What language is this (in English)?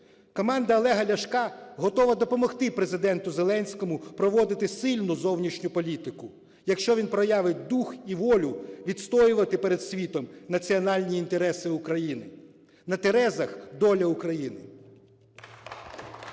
Ukrainian